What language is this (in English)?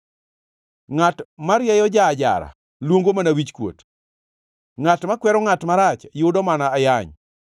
Luo (Kenya and Tanzania)